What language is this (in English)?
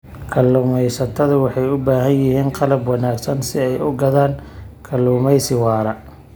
Somali